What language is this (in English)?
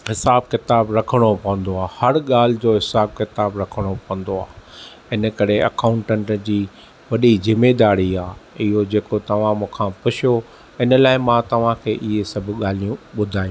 Sindhi